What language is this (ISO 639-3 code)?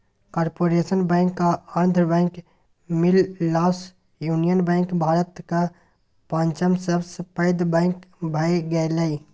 mai